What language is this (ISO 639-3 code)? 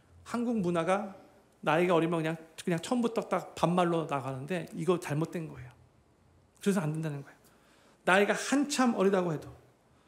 kor